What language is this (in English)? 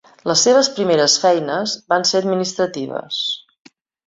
Catalan